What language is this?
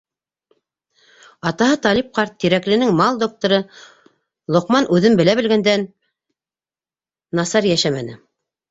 Bashkir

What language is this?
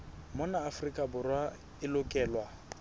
Southern Sotho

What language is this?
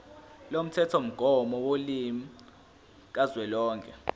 Zulu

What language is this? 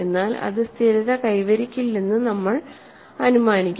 Malayalam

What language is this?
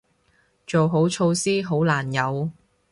Cantonese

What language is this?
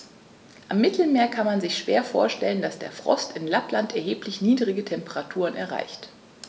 German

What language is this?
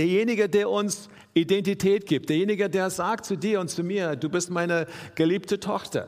German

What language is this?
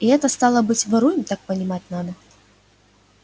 Russian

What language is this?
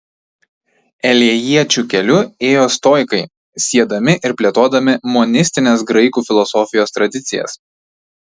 Lithuanian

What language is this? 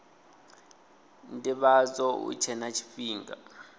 Venda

